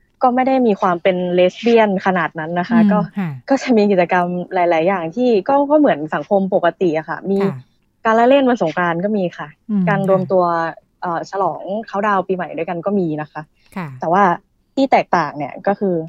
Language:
Thai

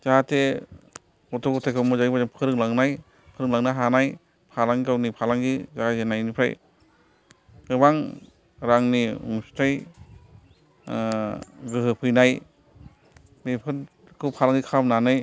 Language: Bodo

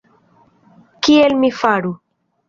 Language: Esperanto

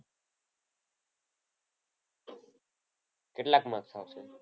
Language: Gujarati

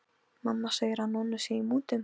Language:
Icelandic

